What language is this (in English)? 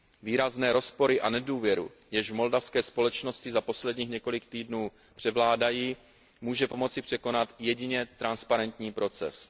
Czech